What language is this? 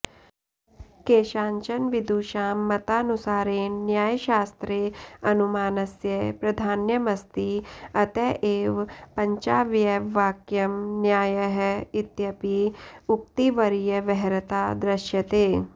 Sanskrit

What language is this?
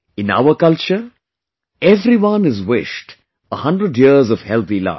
English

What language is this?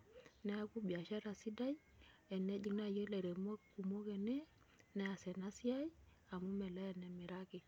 Masai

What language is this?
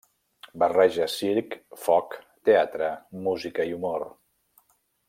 Catalan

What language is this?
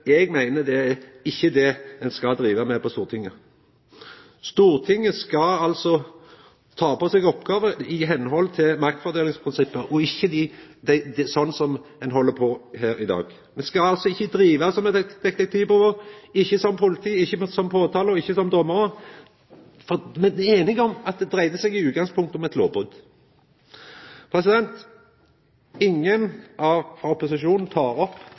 Norwegian Nynorsk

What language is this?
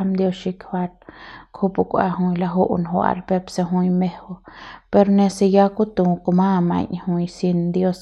Central Pame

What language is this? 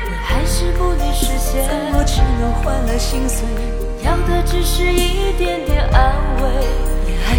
Chinese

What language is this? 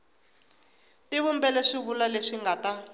Tsonga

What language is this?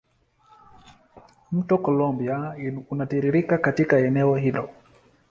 Swahili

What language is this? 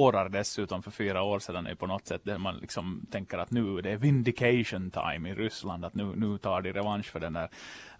Swedish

